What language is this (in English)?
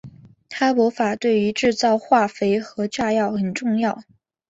Chinese